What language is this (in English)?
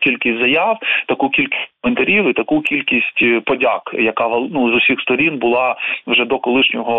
Ukrainian